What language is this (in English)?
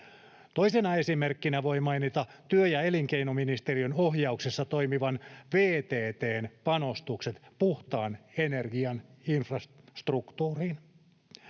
Finnish